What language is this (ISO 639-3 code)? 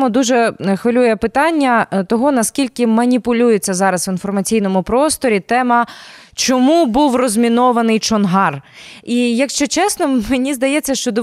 ukr